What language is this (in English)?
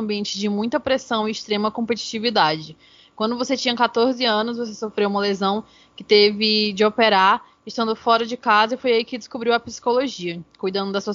Portuguese